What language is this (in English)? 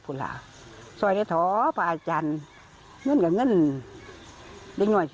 Thai